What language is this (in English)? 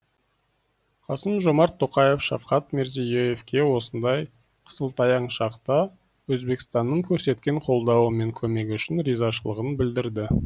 Kazakh